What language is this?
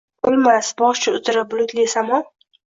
Uzbek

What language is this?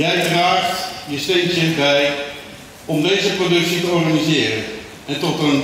Dutch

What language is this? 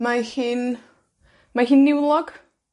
Welsh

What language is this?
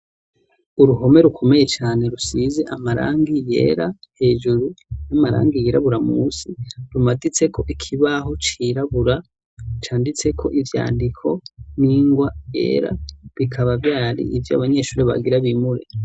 Rundi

